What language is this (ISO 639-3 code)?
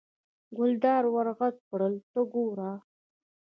pus